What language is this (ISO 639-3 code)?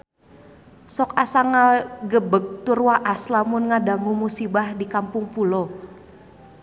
sun